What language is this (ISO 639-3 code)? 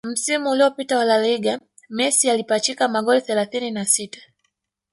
swa